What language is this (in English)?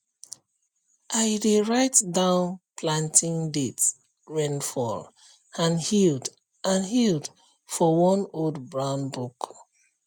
Nigerian Pidgin